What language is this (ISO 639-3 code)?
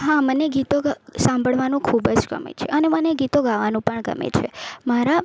guj